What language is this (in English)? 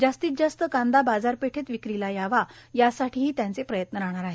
Marathi